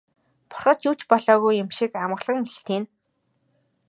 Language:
Mongolian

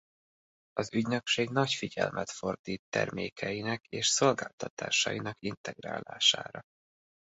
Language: Hungarian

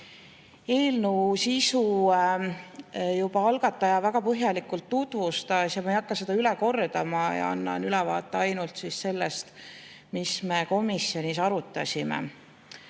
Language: Estonian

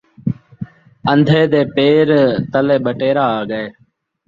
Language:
Saraiki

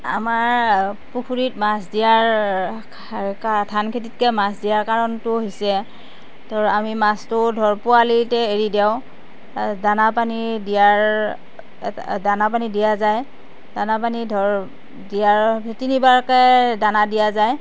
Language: Assamese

